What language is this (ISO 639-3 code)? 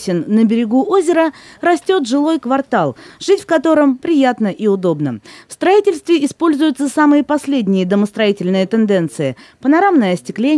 rus